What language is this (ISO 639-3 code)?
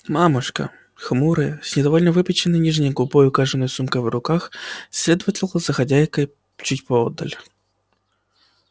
rus